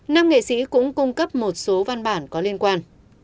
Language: Vietnamese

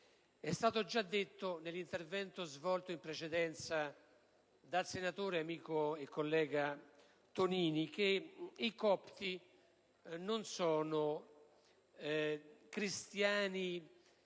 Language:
Italian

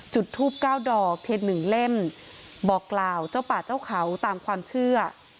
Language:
Thai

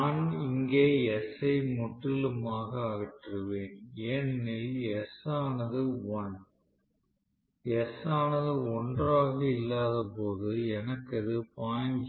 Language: Tamil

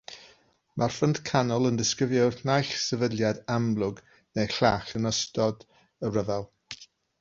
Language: Welsh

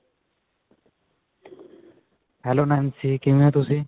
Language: Punjabi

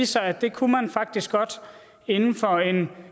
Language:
Danish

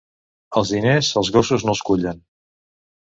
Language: Catalan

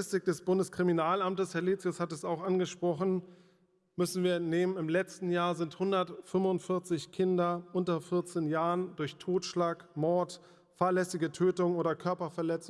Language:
German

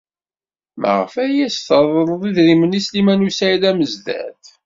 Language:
Kabyle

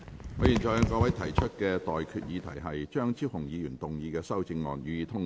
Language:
Cantonese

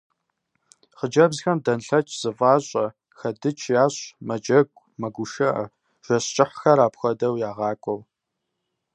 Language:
Kabardian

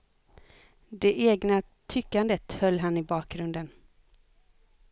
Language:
Swedish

